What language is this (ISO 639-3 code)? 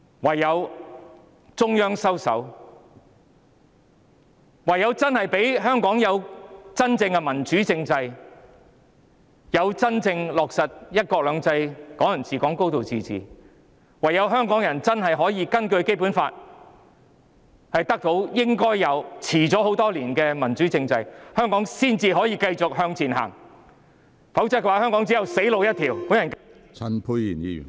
yue